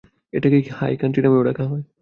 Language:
Bangla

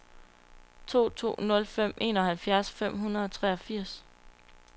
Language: Danish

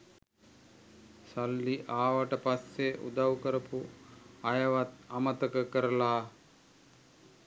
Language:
Sinhala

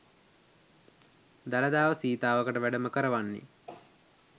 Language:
Sinhala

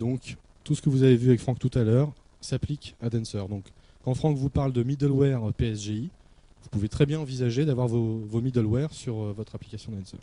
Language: French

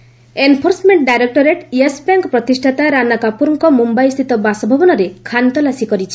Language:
Odia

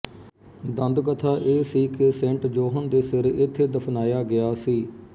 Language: Punjabi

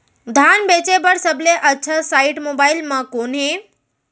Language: Chhattisgarhi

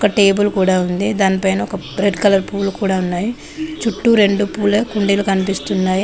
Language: Telugu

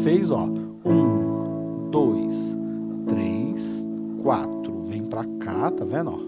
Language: Portuguese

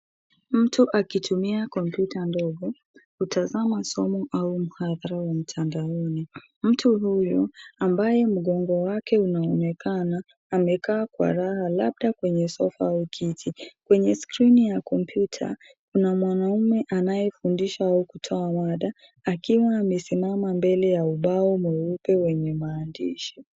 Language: Swahili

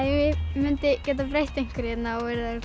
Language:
Icelandic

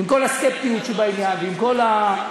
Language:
Hebrew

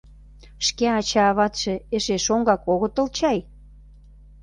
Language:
Mari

